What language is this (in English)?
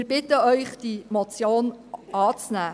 Swiss German